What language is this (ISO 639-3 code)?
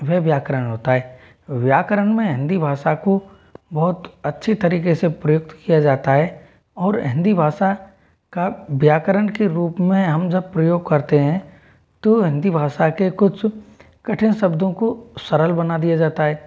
hin